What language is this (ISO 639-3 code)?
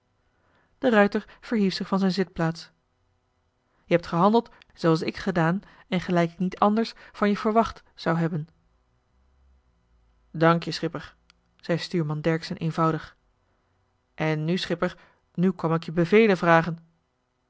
nld